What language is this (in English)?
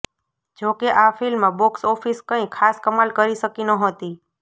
Gujarati